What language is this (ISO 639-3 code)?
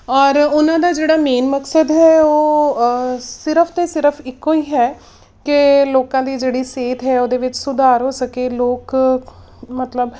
pan